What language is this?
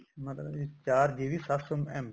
Punjabi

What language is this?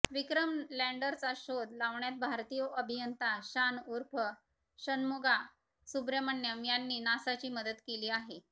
Marathi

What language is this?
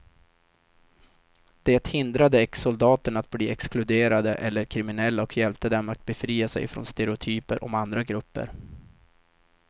Swedish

